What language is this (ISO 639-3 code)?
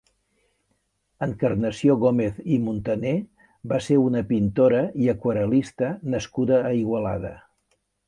cat